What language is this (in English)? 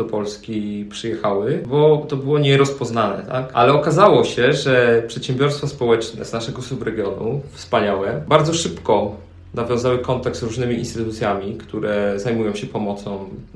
Polish